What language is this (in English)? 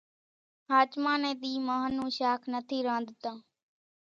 Kachi Koli